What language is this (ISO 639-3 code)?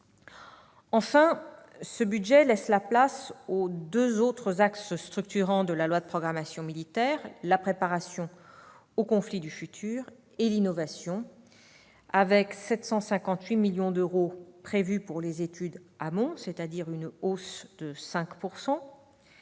fra